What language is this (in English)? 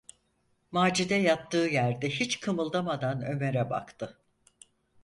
Turkish